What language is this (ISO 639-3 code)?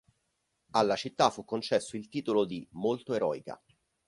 ita